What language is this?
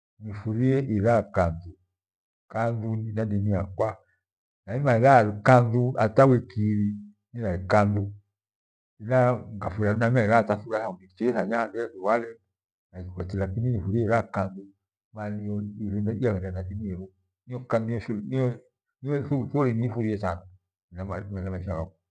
Gweno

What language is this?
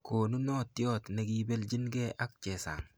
Kalenjin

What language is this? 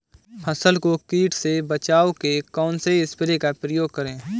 Hindi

